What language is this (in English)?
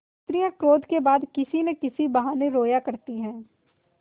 Hindi